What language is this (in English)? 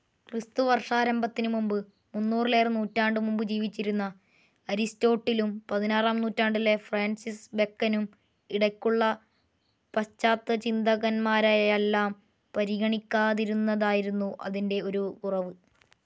Malayalam